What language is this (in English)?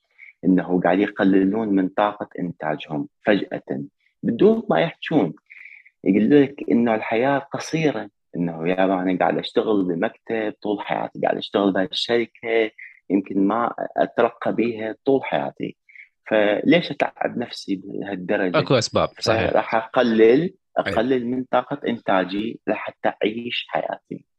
Arabic